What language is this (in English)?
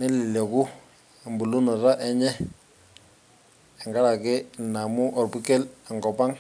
Masai